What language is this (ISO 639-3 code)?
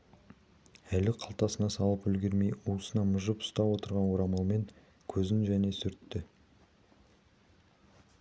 kaz